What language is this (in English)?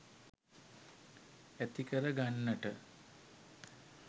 Sinhala